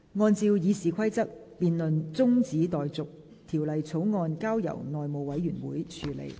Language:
Cantonese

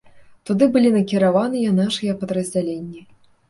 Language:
Belarusian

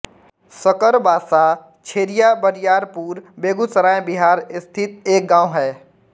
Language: Hindi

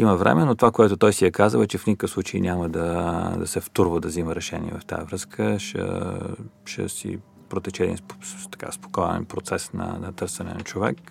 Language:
Bulgarian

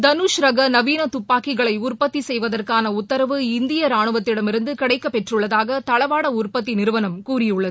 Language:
Tamil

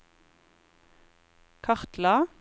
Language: Norwegian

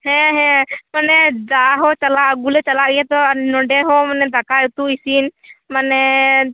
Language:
Santali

